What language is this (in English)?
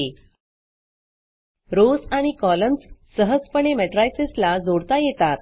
Marathi